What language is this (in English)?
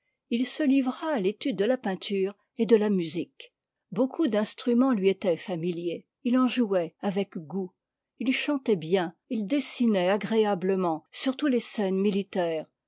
French